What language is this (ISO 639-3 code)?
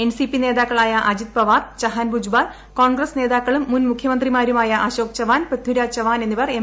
mal